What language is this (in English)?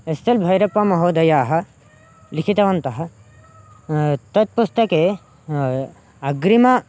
Sanskrit